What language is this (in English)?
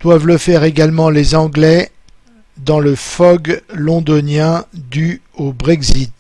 French